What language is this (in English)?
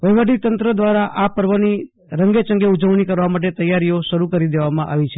Gujarati